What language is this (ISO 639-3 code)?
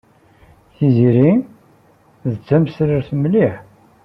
kab